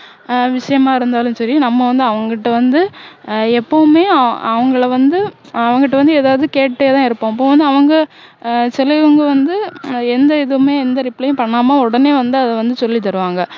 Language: Tamil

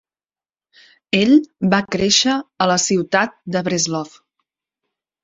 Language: Catalan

